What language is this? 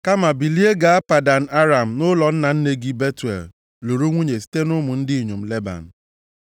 Igbo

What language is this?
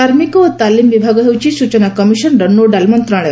Odia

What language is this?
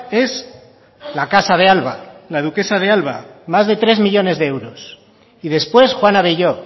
Spanish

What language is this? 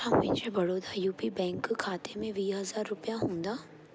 Sindhi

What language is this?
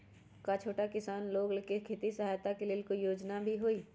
Magahi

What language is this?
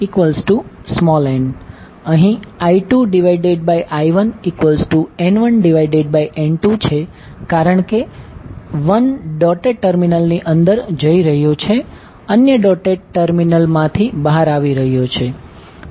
Gujarati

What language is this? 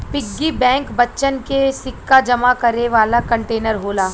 Bhojpuri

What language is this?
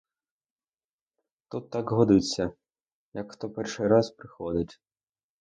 Ukrainian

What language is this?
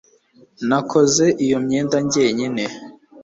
Kinyarwanda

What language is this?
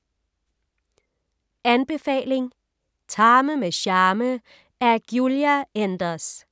Danish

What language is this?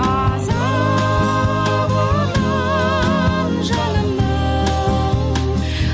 Kazakh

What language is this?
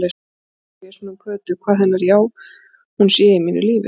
Icelandic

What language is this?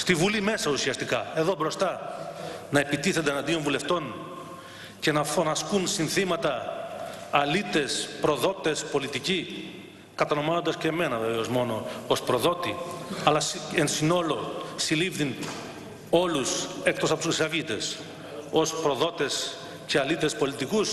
Greek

